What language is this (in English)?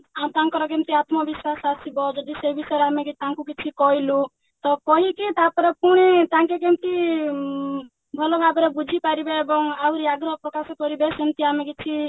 Odia